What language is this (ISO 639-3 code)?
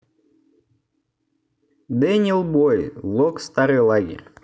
rus